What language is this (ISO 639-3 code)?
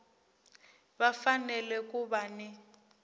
tso